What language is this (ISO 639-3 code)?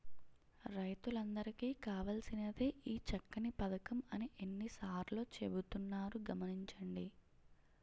tel